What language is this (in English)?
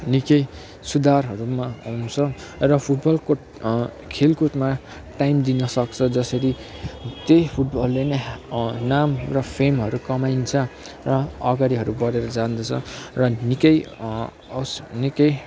Nepali